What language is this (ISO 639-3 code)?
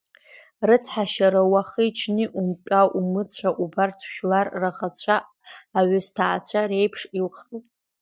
abk